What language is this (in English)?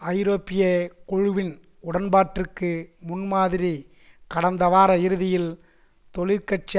Tamil